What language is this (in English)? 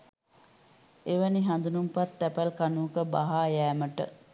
Sinhala